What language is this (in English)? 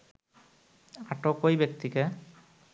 Bangla